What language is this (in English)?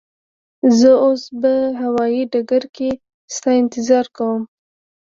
Pashto